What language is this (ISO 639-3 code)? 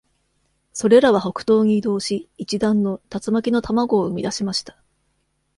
jpn